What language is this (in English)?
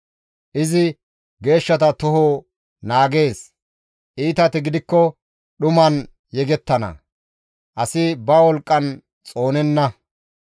Gamo